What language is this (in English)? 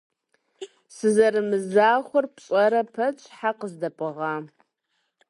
Kabardian